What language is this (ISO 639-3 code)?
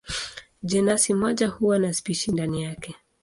swa